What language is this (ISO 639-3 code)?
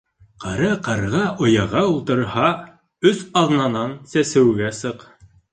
bak